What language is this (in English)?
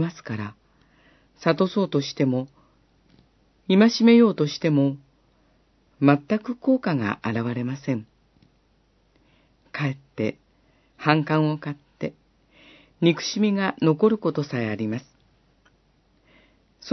Japanese